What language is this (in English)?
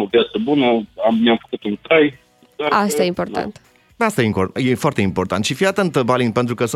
Romanian